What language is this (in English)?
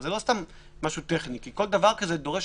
Hebrew